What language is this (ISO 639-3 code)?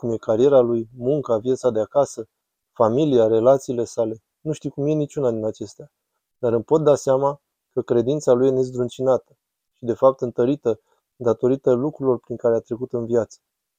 ron